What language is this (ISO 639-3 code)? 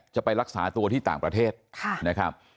tha